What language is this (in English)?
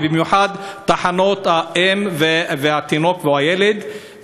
Hebrew